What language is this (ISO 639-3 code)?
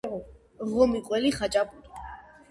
kat